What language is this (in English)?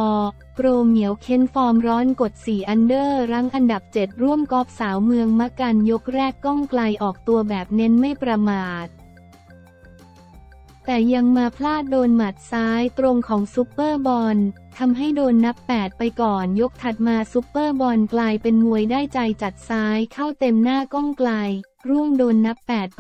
Thai